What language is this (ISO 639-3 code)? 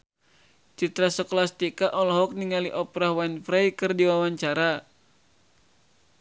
sun